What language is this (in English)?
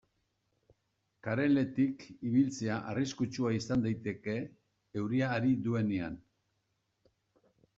Basque